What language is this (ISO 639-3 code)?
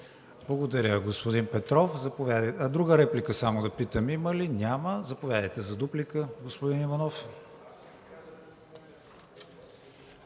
bul